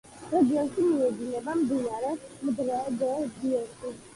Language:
Georgian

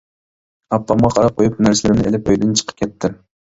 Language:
Uyghur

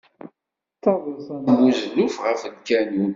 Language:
Kabyle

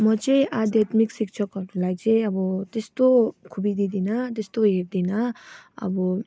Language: Nepali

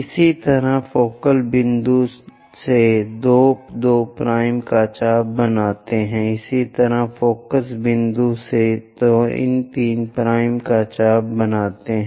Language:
Hindi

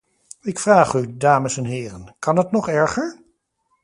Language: Dutch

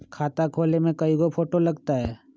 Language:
Magahi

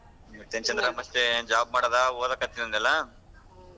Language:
Kannada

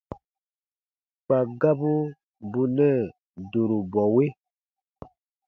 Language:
Baatonum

